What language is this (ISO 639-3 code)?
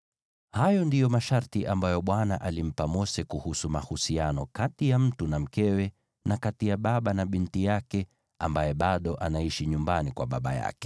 swa